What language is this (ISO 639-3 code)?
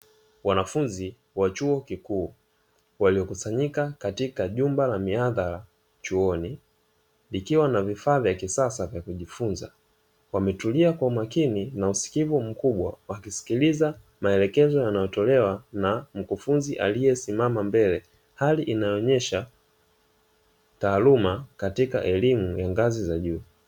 swa